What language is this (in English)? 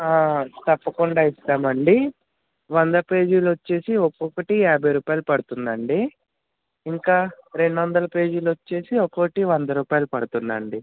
Telugu